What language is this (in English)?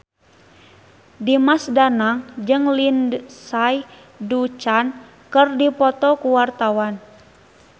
Sundanese